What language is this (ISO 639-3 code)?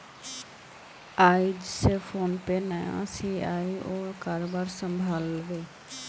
mag